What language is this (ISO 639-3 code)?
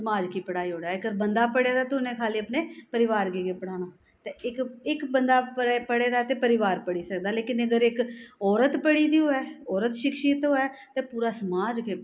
doi